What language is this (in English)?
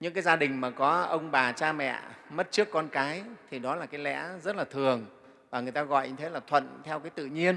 Vietnamese